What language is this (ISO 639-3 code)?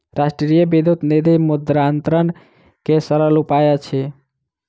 mai